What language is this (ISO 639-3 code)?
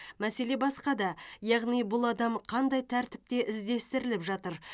kaz